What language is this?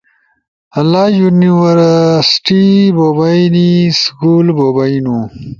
Ushojo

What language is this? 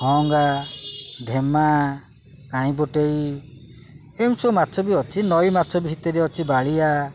Odia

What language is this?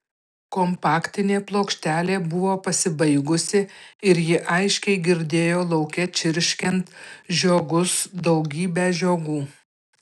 Lithuanian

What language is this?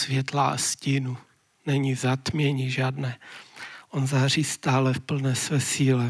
Czech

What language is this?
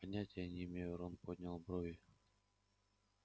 Russian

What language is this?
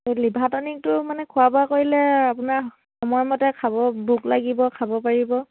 Assamese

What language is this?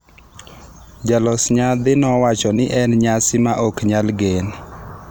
Luo (Kenya and Tanzania)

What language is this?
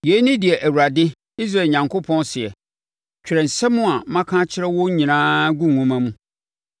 Akan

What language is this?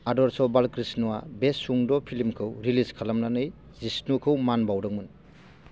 Bodo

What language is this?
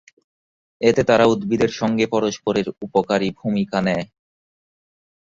Bangla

